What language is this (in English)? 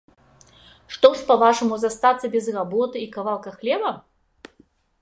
Belarusian